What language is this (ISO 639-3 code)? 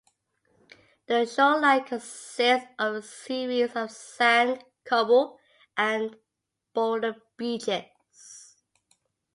eng